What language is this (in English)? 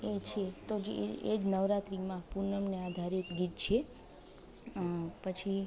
Gujarati